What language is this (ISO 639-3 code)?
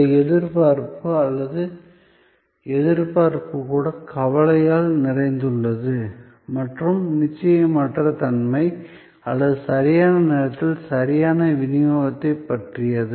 tam